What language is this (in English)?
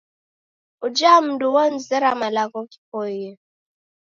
Taita